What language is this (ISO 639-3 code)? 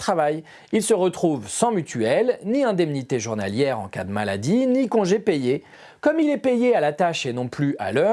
fra